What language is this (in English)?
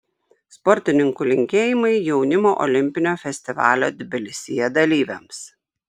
Lithuanian